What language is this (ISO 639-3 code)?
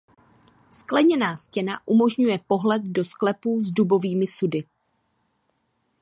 ces